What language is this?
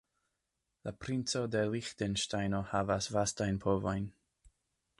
Esperanto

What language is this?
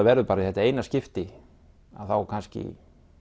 Icelandic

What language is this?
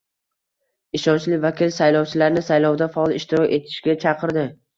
Uzbek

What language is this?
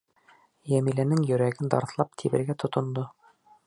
Bashkir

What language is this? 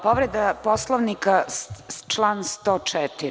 Serbian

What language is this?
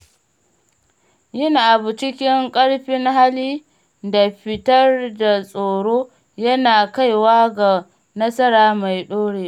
Hausa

